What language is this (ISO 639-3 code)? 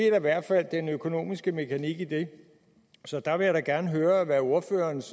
dan